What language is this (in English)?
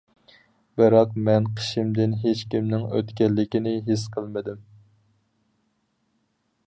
Uyghur